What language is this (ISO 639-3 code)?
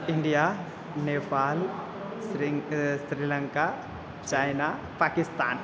san